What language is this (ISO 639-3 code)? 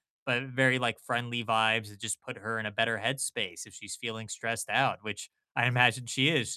eng